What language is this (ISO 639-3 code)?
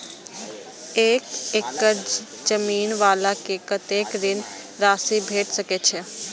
mai